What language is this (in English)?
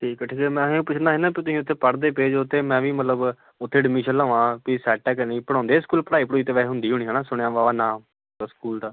Punjabi